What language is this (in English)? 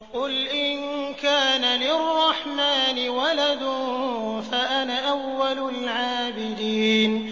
Arabic